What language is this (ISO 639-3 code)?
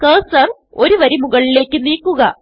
mal